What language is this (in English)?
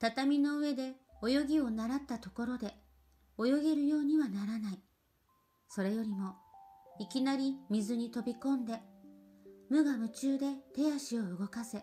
Japanese